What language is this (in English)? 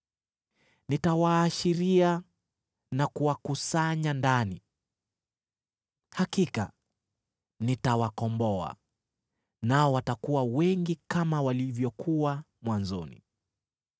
Swahili